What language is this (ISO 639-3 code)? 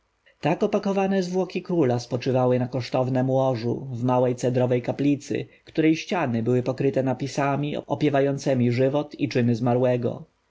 pol